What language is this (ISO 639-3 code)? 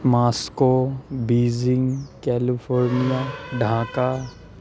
san